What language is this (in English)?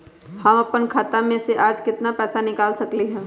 Magahi